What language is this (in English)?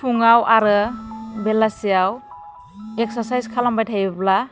Bodo